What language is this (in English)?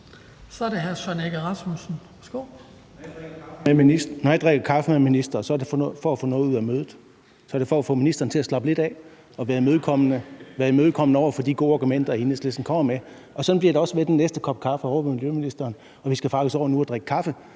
Danish